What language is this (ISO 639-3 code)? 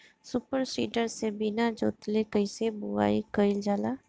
bho